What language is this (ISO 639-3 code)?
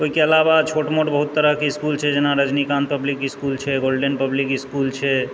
mai